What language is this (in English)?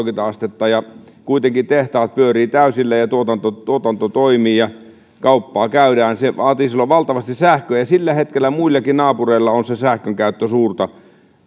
Finnish